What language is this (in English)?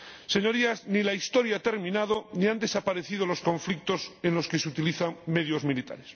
Spanish